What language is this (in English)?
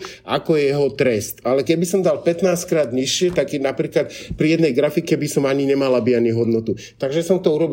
Slovak